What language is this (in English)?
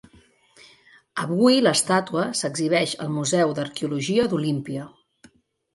Catalan